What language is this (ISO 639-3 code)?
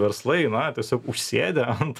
lit